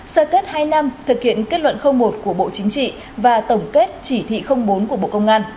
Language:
Vietnamese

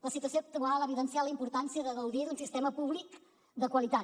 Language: Catalan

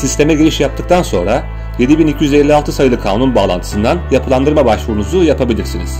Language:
Turkish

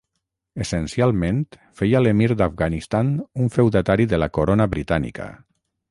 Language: Catalan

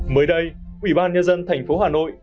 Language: Vietnamese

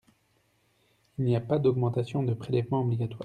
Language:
French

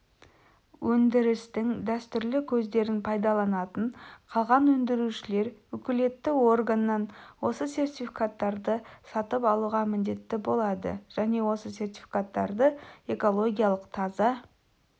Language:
Kazakh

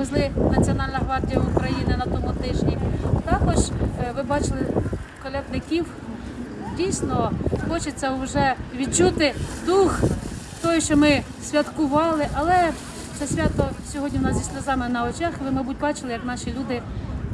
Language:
Ukrainian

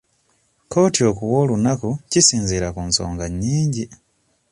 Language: Ganda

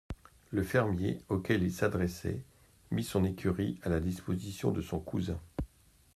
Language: French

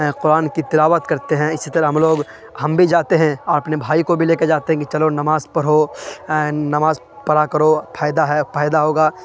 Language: Urdu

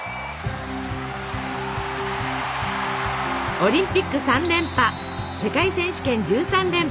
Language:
Japanese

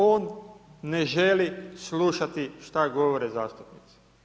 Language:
Croatian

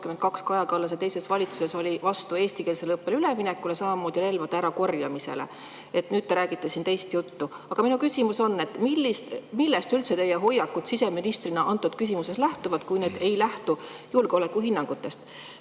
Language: Estonian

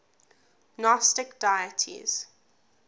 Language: English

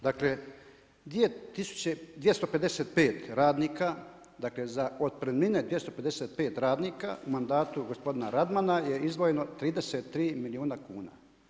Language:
Croatian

